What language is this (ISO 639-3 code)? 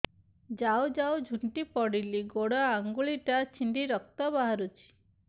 ori